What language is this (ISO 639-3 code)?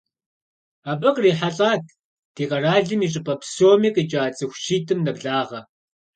kbd